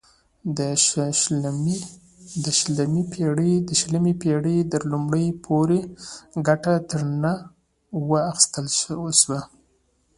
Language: Pashto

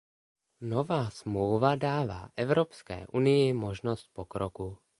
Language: Czech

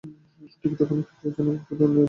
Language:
Bangla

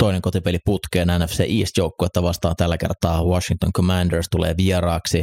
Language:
Finnish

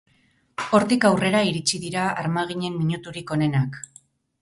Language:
Basque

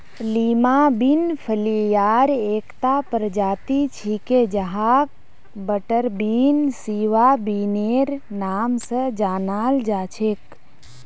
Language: Magahi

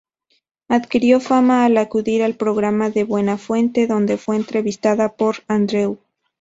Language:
Spanish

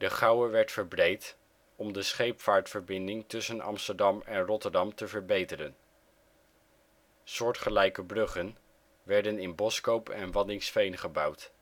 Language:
Dutch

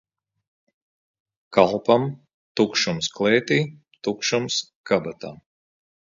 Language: Latvian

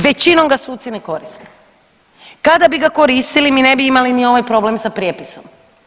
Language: Croatian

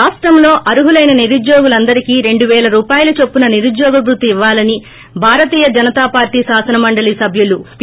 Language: Telugu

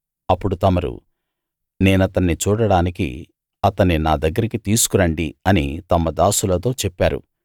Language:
Telugu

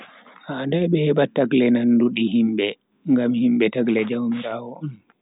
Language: Bagirmi Fulfulde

